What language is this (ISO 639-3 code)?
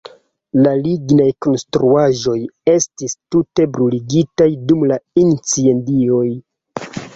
epo